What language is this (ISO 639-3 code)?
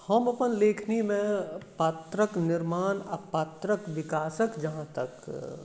mai